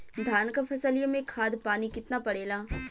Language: Bhojpuri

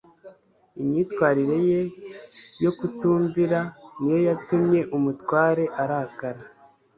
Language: Kinyarwanda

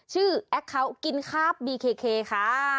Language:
Thai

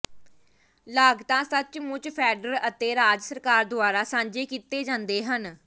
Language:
Punjabi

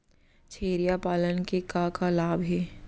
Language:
Chhattisgarhi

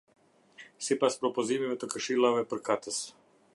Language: Albanian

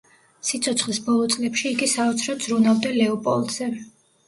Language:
Georgian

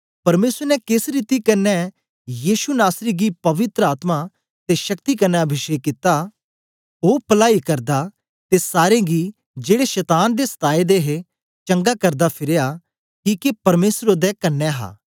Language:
Dogri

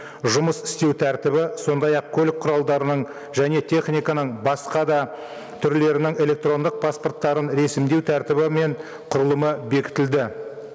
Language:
Kazakh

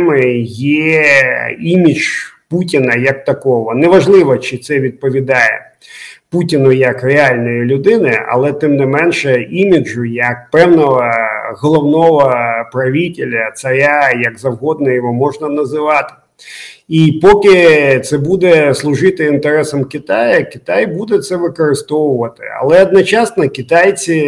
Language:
Ukrainian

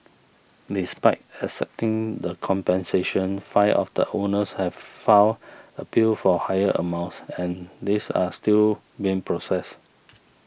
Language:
English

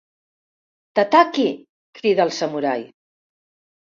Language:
Catalan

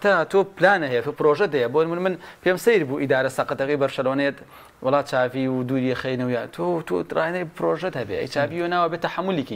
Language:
Arabic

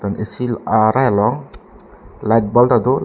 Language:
Karbi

